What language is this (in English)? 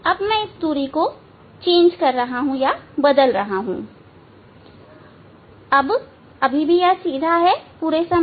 Hindi